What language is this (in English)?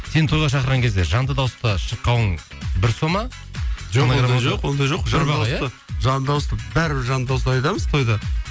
Kazakh